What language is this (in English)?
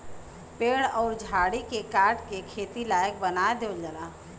Bhojpuri